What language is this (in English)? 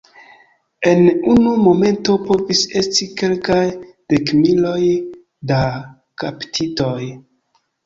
Esperanto